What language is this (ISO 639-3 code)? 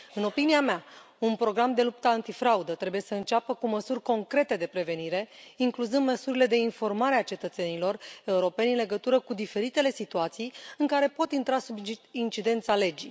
ron